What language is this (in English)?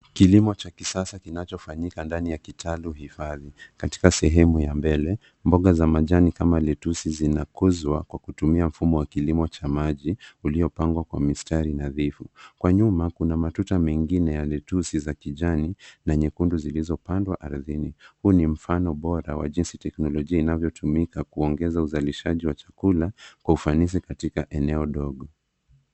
Swahili